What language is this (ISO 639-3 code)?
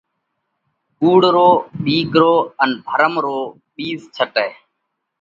kvx